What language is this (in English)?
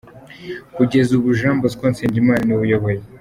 Kinyarwanda